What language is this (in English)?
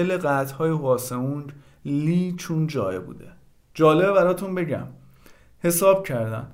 Persian